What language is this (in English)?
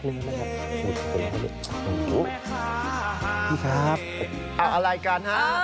Thai